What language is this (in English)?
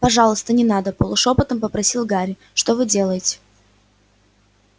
Russian